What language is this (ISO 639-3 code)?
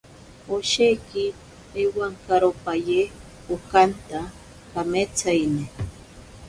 prq